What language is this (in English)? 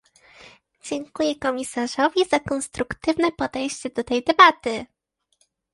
Polish